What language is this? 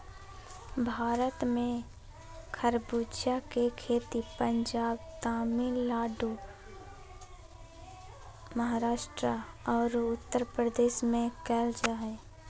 Magahi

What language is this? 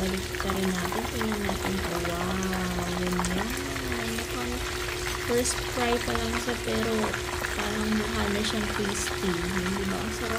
Filipino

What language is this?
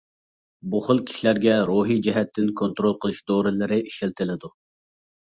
Uyghur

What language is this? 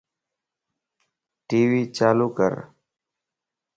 Lasi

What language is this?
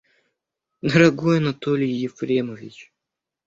Russian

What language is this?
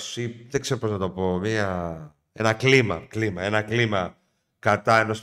Greek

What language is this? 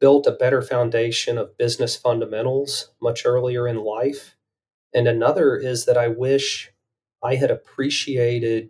English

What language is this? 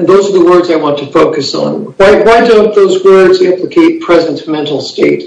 English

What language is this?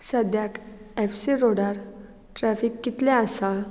Konkani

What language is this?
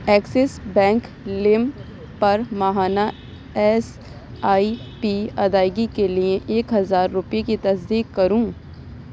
Urdu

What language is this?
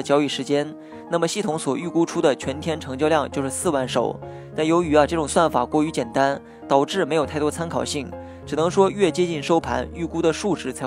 Chinese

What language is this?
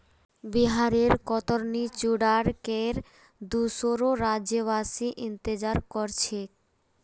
Magahi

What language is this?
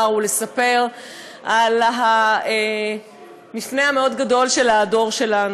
Hebrew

